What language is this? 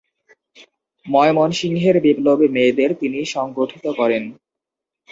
Bangla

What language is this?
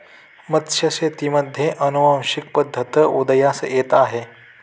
Marathi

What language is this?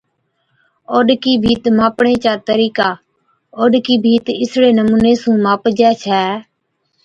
Od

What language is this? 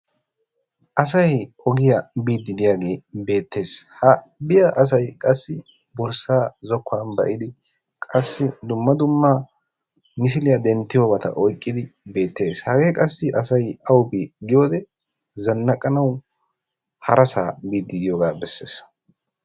Wolaytta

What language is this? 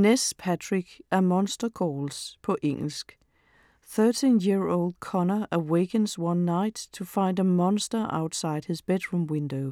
Danish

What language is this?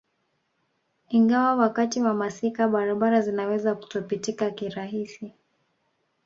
Swahili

